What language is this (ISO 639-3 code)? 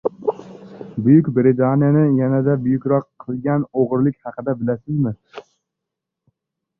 uzb